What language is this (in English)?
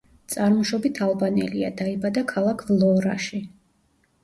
Georgian